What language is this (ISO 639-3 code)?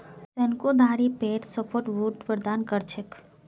mag